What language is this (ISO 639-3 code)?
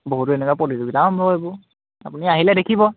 asm